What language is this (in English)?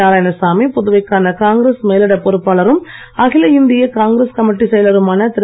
Tamil